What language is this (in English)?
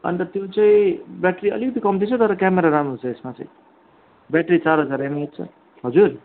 Nepali